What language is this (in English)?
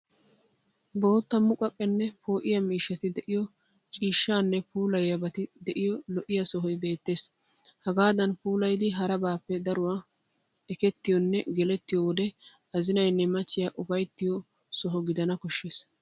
Wolaytta